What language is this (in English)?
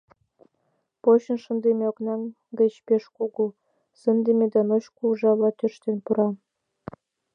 Mari